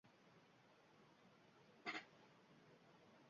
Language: Uzbek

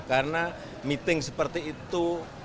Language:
Indonesian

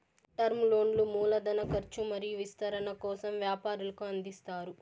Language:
Telugu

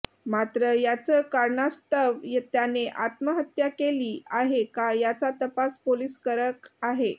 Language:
Marathi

